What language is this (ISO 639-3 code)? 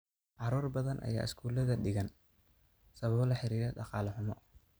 som